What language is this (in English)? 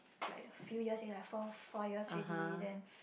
English